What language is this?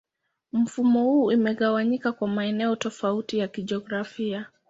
Swahili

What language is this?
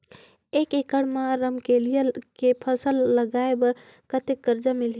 Chhattisgarhi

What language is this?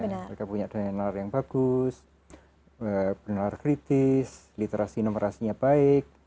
Indonesian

